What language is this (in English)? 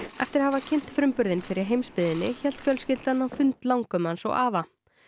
Icelandic